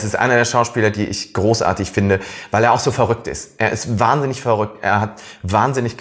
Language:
German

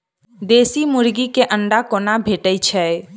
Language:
Maithili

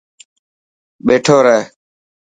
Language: Dhatki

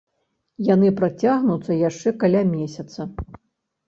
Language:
Belarusian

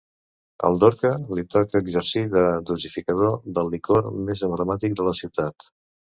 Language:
Catalan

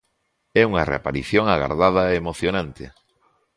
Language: Galician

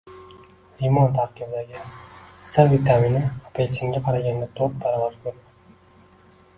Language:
Uzbek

